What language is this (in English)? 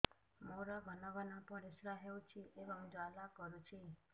Odia